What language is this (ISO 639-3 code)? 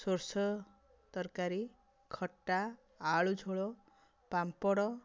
ori